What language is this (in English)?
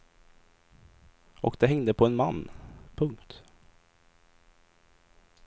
Swedish